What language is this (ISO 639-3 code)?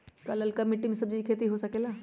mag